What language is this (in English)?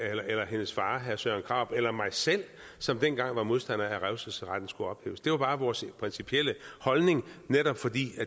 Danish